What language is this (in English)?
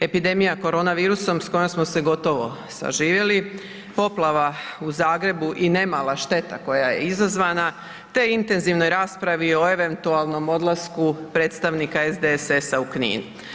Croatian